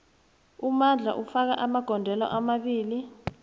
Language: South Ndebele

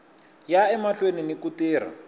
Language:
Tsonga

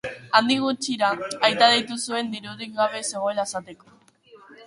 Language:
Basque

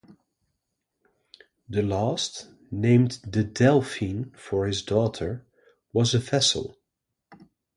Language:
English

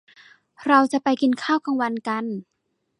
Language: Thai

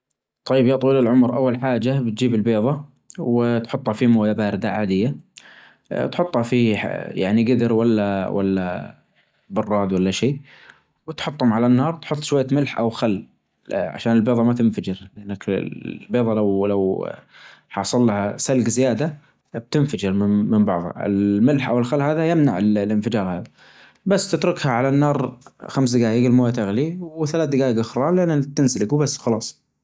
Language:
Najdi Arabic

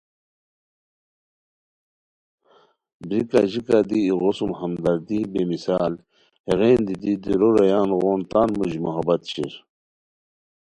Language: Khowar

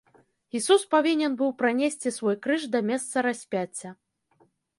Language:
Belarusian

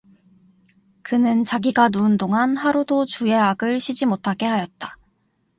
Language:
Korean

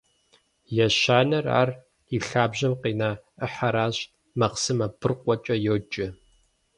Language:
Kabardian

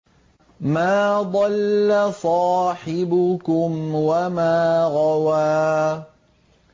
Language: Arabic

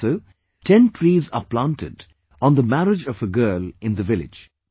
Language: English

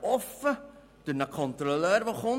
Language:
Swiss German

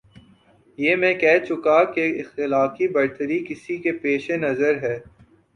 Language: Urdu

